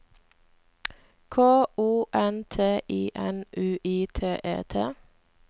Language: Norwegian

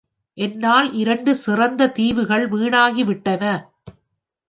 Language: Tamil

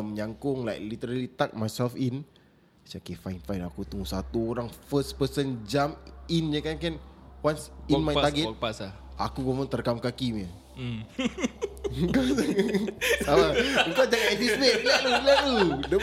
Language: Malay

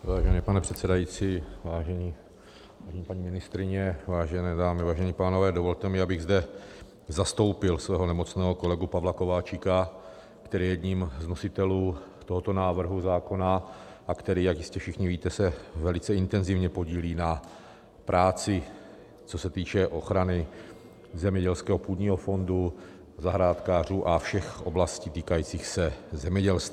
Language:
Czech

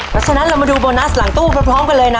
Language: Thai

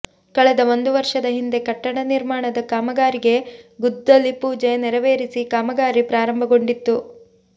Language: Kannada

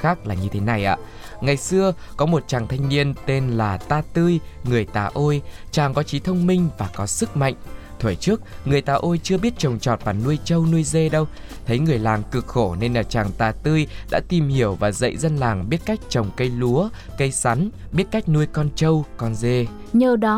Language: Vietnamese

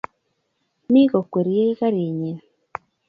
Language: Kalenjin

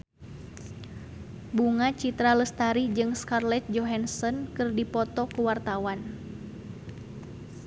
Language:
Sundanese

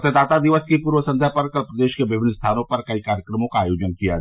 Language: Hindi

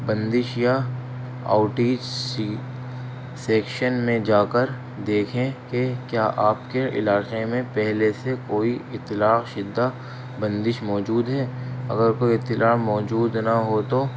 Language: Urdu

